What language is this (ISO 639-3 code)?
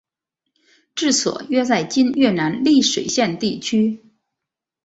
zho